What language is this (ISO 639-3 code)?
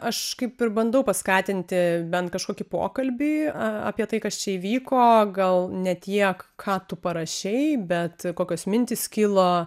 lit